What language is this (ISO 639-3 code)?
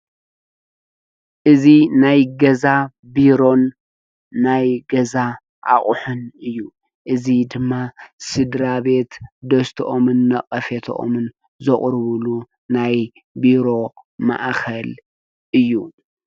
tir